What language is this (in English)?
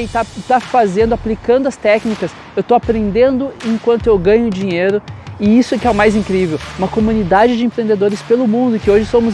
Portuguese